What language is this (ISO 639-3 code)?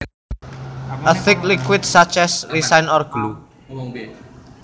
jav